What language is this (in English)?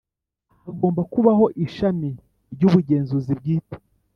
Kinyarwanda